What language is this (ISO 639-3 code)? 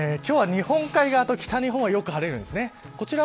jpn